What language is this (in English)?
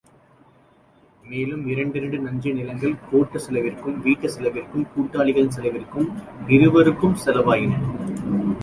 Tamil